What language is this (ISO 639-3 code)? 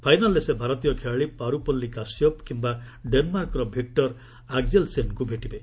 ori